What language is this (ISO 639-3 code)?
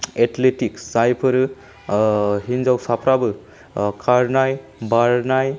brx